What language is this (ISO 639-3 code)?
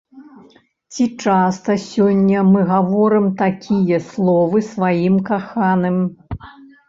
bel